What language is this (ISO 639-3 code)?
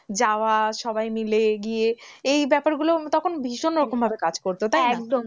ben